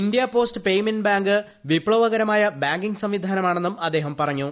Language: Malayalam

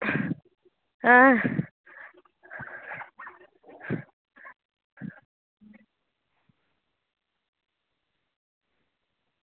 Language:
Dogri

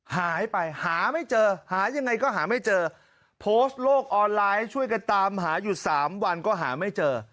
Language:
Thai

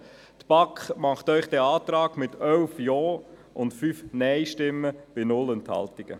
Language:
Swiss German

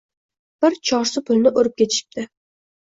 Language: Uzbek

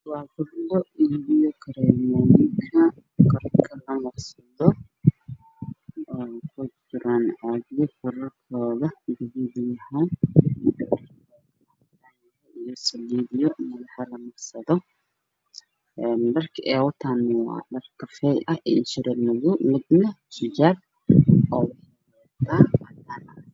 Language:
Somali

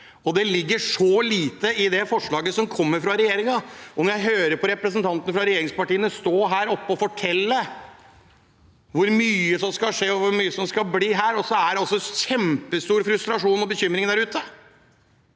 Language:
Norwegian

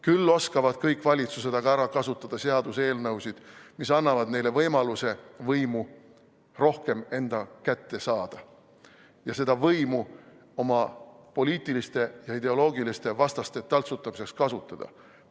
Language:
Estonian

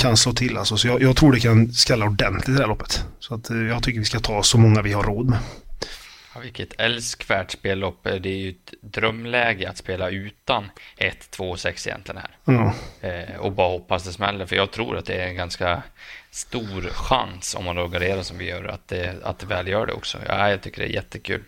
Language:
Swedish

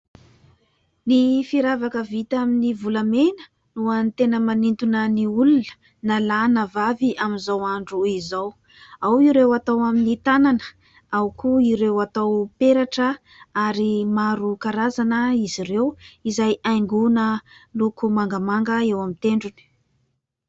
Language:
Malagasy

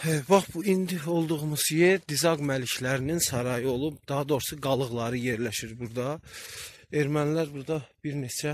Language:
Turkish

